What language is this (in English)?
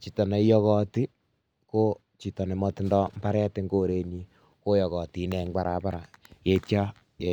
Kalenjin